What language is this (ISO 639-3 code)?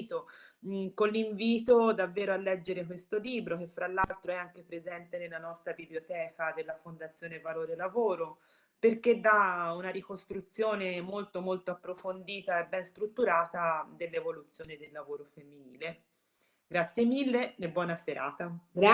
ita